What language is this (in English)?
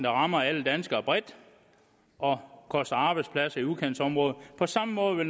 Danish